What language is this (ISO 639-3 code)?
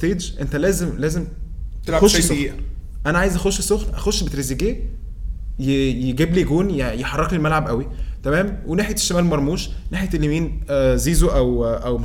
ara